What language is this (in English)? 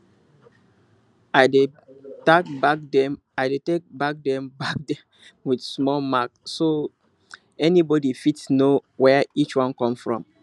Nigerian Pidgin